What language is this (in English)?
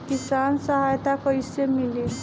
Bhojpuri